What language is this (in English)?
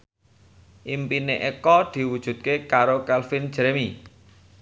Javanese